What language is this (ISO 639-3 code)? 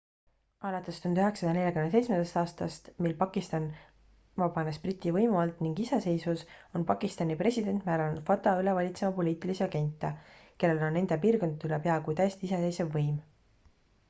est